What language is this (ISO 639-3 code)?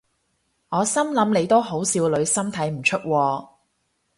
yue